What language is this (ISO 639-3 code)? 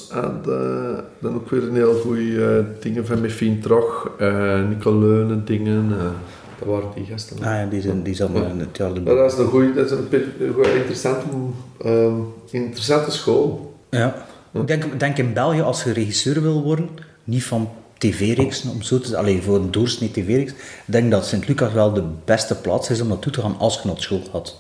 nld